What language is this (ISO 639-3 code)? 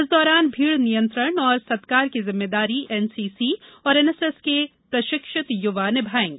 hin